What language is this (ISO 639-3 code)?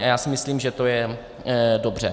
ces